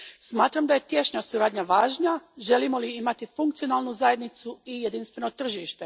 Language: Croatian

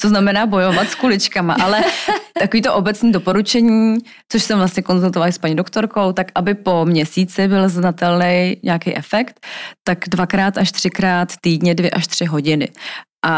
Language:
Czech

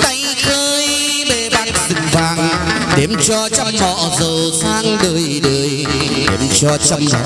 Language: Vietnamese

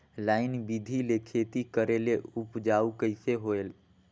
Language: Chhattisgarhi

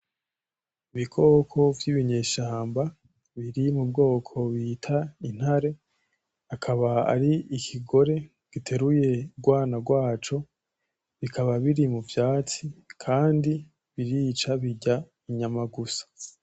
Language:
Rundi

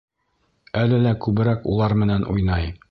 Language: Bashkir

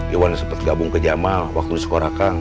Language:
Indonesian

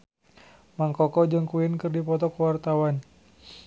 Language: Sundanese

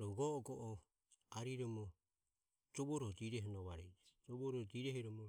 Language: Ömie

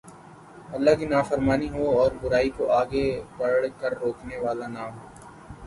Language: Urdu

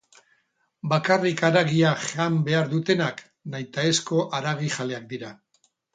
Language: Basque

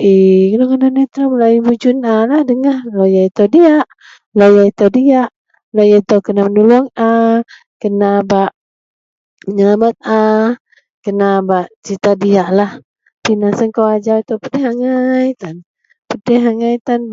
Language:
Central Melanau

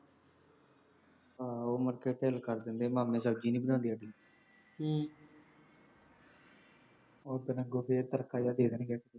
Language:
Punjabi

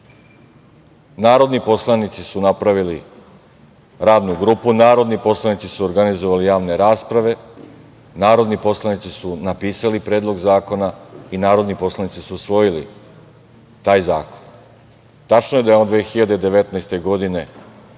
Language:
Serbian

